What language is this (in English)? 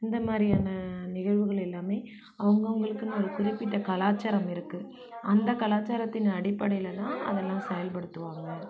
Tamil